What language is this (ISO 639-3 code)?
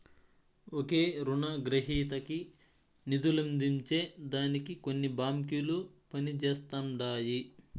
tel